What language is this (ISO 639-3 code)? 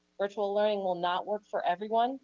eng